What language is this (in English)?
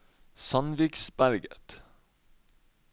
Norwegian